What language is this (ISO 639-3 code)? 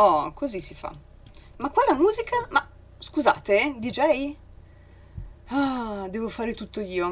ita